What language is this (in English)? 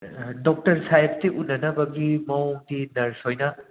Manipuri